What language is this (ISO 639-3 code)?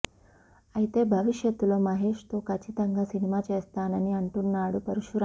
tel